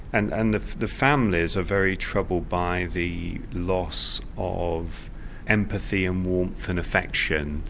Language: English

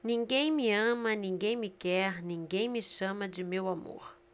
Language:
Portuguese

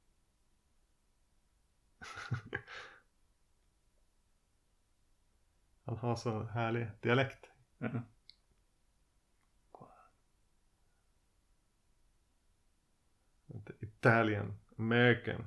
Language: Swedish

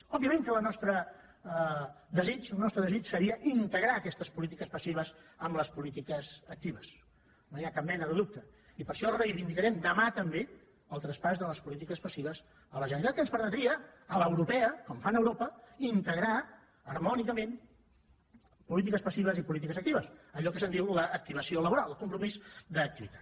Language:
Catalan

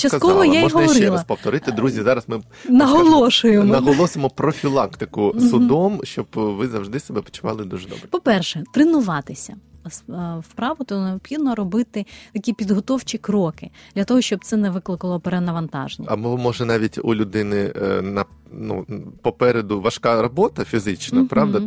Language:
Ukrainian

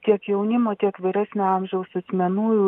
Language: Lithuanian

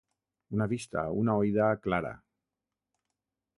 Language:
Catalan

